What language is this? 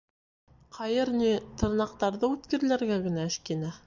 Bashkir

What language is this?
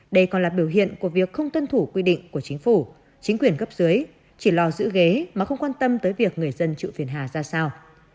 Vietnamese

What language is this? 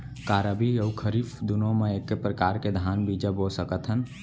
Chhattisgarhi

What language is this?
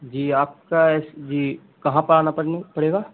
Urdu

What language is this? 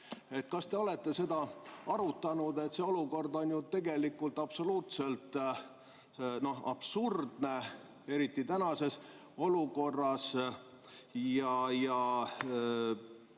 Estonian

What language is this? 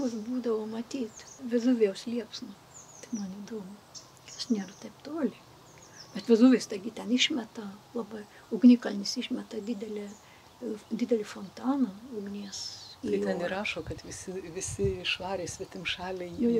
Lithuanian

